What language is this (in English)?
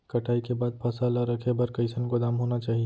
Chhattisgarhi